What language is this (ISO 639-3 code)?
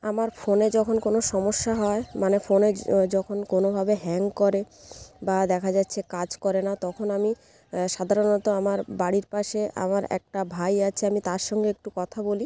ben